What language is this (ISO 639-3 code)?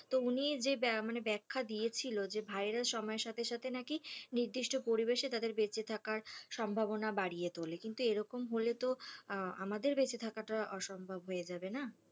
ben